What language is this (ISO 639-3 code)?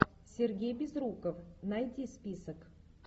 rus